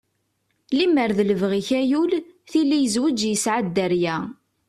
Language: Kabyle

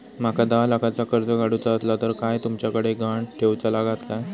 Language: Marathi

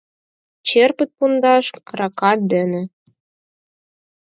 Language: Mari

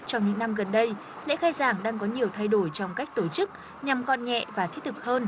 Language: Vietnamese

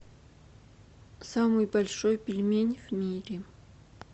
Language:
Russian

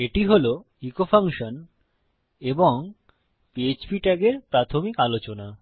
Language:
Bangla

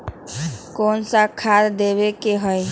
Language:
Magahi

